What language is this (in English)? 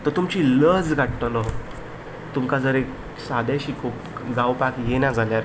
Konkani